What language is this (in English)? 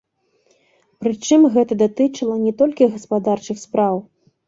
Belarusian